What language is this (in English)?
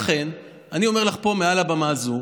Hebrew